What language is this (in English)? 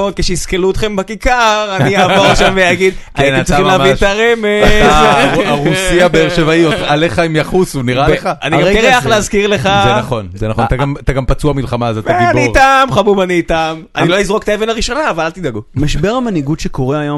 Hebrew